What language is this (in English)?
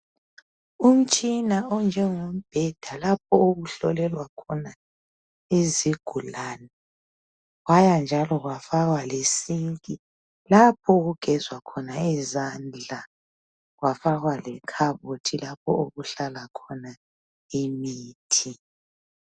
North Ndebele